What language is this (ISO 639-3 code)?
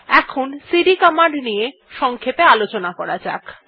ben